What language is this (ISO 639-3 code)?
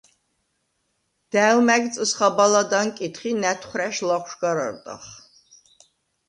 sva